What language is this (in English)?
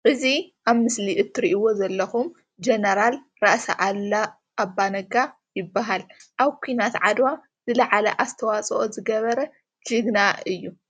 Tigrinya